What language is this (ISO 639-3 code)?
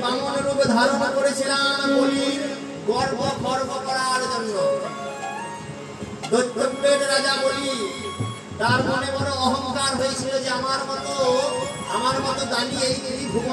ara